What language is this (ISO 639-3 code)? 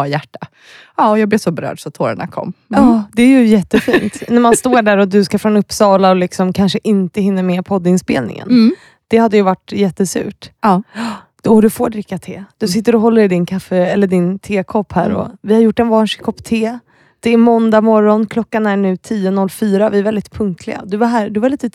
swe